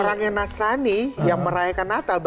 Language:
Indonesian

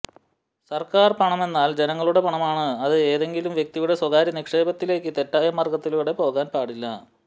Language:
Malayalam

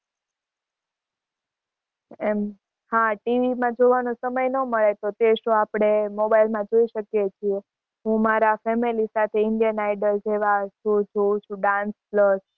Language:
Gujarati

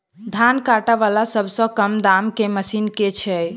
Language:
Maithili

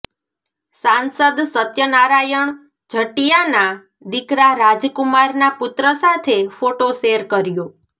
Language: Gujarati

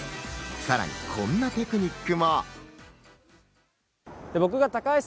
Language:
Japanese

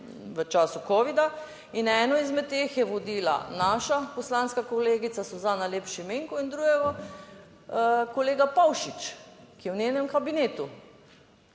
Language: Slovenian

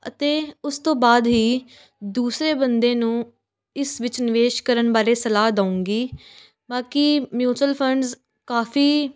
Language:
Punjabi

